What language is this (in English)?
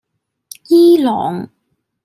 Cantonese